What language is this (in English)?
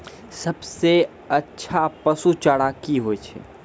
Maithili